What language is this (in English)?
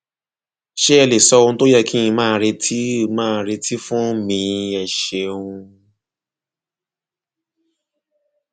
Yoruba